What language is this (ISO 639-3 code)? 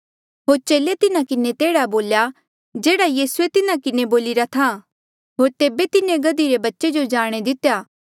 mjl